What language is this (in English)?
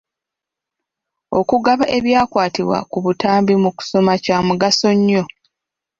Ganda